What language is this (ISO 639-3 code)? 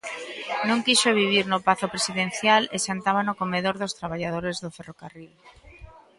glg